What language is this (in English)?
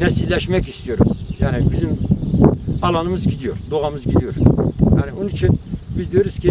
Turkish